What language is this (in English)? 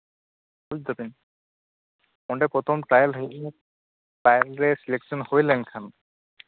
Santali